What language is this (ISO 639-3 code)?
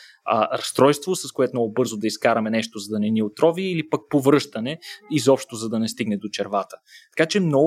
bul